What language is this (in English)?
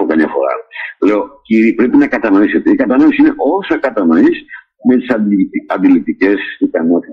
Greek